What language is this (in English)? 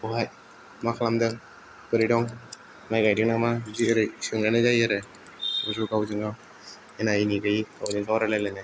Bodo